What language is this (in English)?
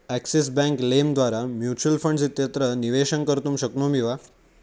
Sanskrit